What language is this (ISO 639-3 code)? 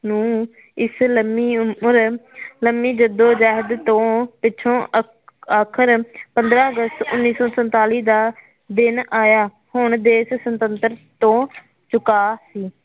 pan